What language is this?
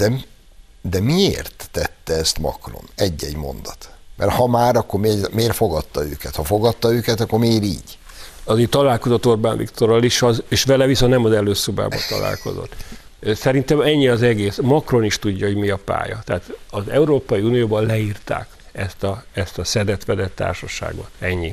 Hungarian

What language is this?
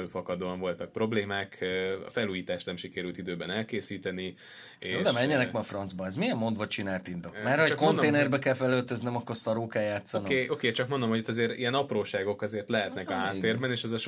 Hungarian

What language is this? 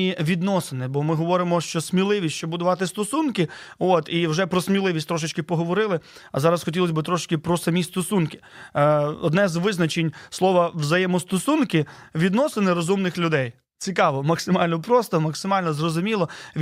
Ukrainian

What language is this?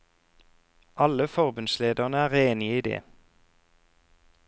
Norwegian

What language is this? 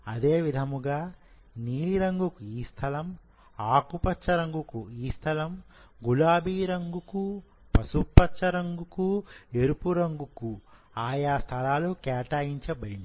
Telugu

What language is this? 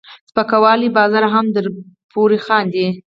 Pashto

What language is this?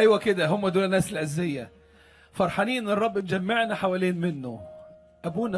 Arabic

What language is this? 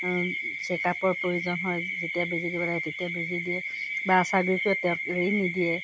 Assamese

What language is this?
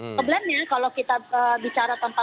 Indonesian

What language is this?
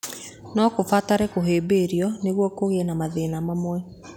Kikuyu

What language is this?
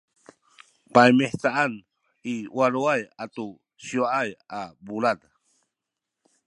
Sakizaya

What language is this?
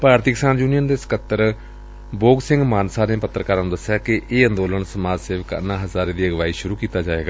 Punjabi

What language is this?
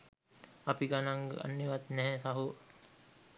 Sinhala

